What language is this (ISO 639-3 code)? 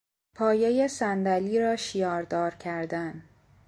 fas